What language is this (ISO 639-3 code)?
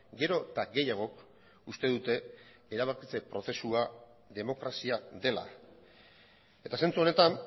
eus